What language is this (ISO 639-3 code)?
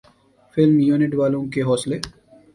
urd